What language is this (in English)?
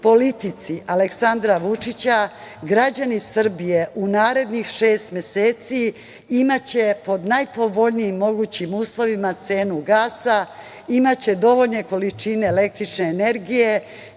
Serbian